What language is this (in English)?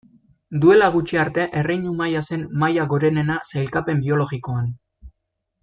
Basque